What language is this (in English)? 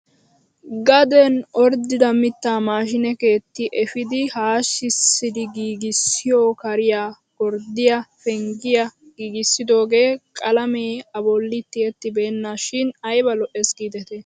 Wolaytta